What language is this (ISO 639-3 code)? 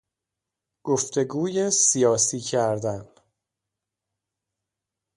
fas